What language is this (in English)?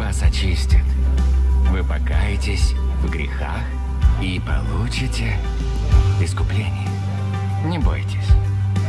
Russian